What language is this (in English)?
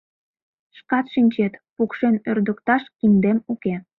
Mari